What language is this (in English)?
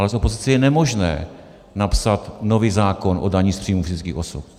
Czech